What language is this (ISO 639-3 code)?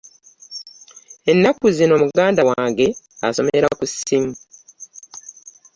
lug